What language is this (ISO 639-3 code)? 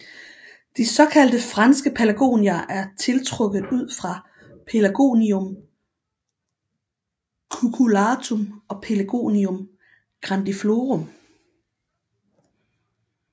dan